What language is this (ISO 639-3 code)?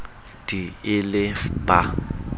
sot